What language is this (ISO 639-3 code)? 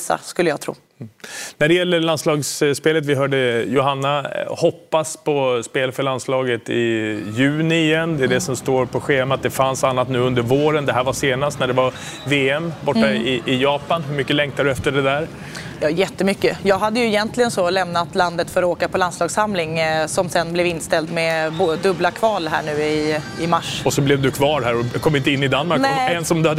swe